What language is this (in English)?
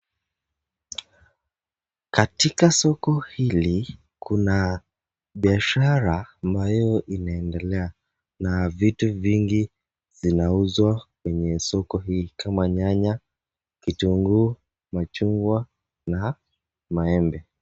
Swahili